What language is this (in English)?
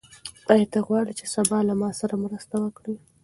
Pashto